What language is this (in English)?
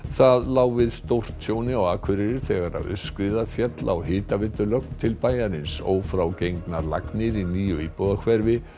Icelandic